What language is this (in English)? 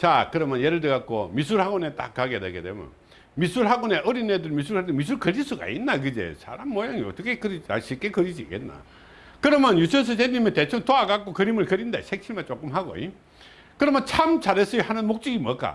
Korean